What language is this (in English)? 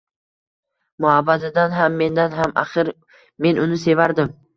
Uzbek